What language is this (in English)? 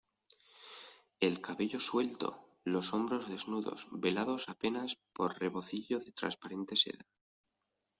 Spanish